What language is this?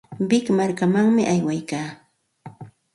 Santa Ana de Tusi Pasco Quechua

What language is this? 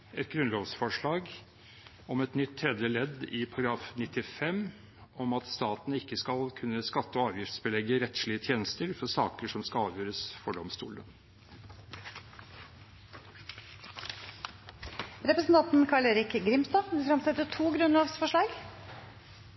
Norwegian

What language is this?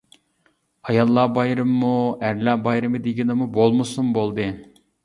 Uyghur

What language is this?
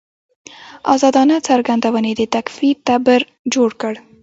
Pashto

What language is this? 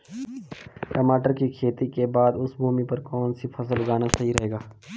Hindi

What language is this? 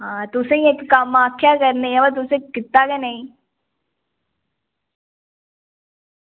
Dogri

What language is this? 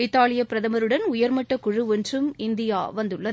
Tamil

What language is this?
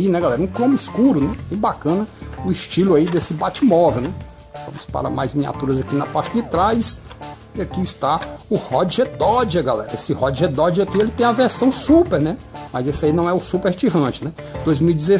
Portuguese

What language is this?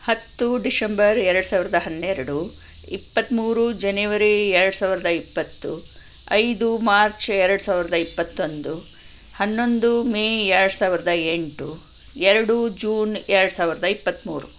Kannada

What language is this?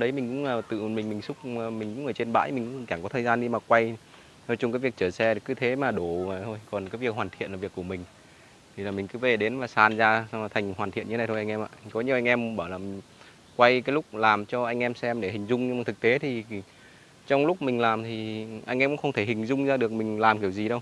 Vietnamese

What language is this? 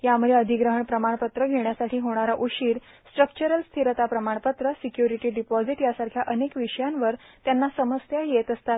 Marathi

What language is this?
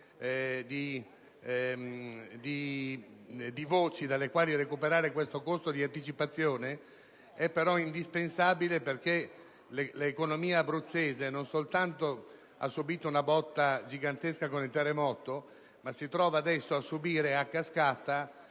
Italian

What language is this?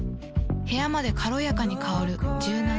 Japanese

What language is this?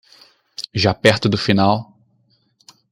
Portuguese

